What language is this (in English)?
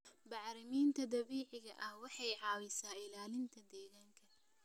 Somali